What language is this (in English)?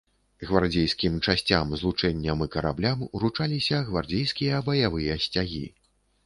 Belarusian